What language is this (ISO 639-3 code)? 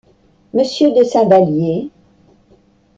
fra